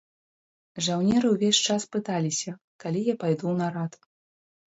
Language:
Belarusian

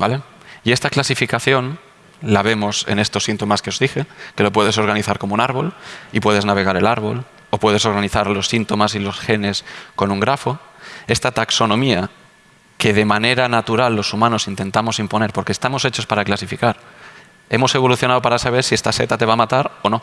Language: Spanish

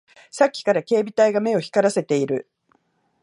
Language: Japanese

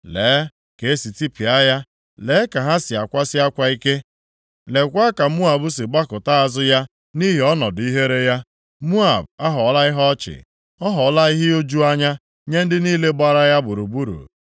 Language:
Igbo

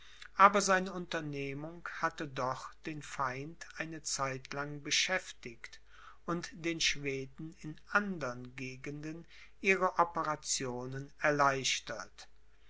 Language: German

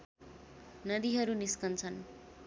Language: Nepali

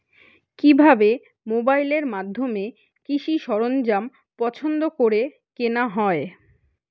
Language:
Bangla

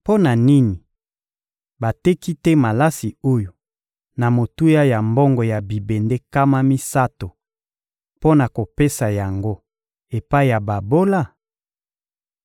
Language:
Lingala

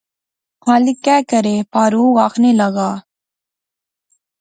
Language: Pahari-Potwari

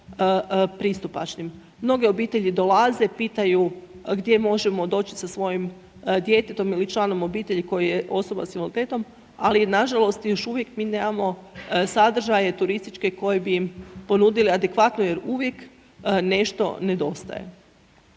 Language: Croatian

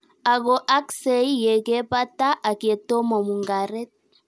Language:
Kalenjin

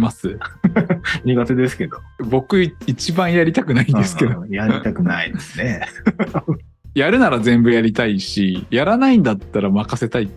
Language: Japanese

